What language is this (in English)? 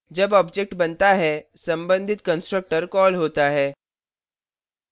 Hindi